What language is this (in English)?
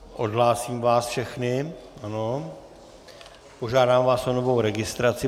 Czech